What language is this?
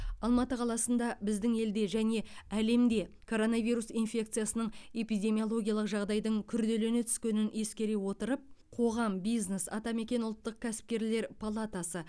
Kazakh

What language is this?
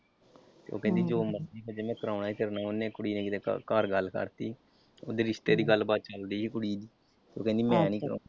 Punjabi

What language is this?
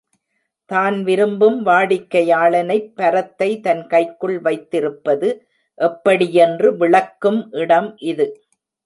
Tamil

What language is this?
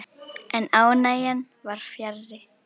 Icelandic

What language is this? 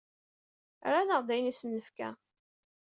Kabyle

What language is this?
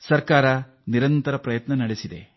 Kannada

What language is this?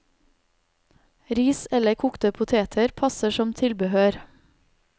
Norwegian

